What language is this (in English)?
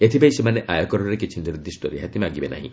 Odia